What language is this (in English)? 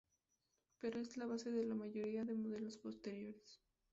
Spanish